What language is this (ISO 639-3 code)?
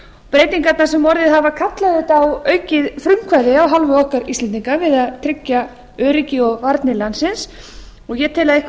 isl